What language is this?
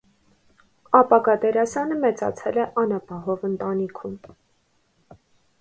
Armenian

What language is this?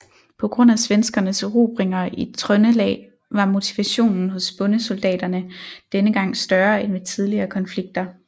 Danish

